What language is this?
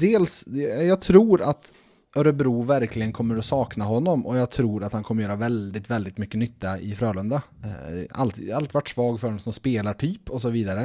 Swedish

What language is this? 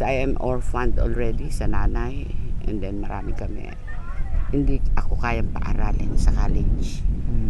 Filipino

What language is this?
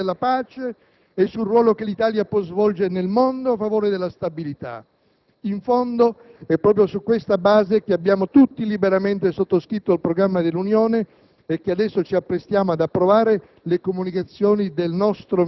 Italian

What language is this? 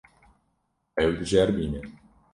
Kurdish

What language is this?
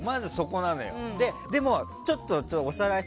Japanese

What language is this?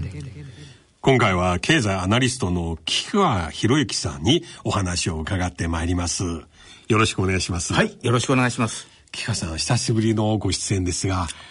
Japanese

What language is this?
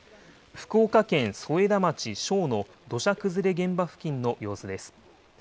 Japanese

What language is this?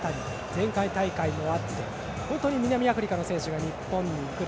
Japanese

